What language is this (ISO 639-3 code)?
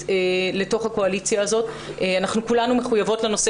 heb